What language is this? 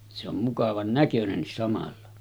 Finnish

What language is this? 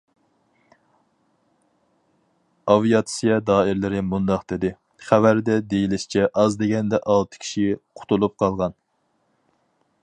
Uyghur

